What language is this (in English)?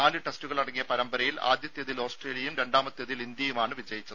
Malayalam